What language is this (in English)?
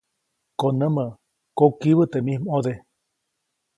Copainalá Zoque